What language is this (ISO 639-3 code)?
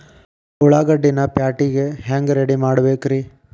kan